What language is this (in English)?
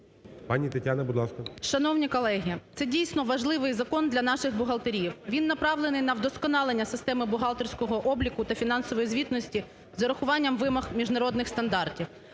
Ukrainian